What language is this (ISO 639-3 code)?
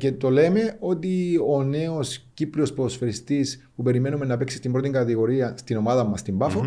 ell